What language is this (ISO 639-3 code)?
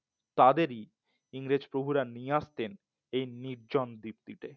ben